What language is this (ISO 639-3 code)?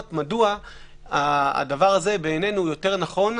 heb